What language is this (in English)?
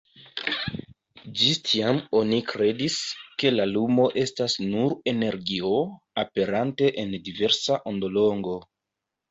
Esperanto